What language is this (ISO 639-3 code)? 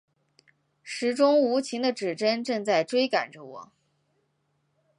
zho